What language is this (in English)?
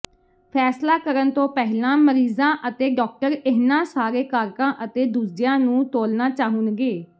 Punjabi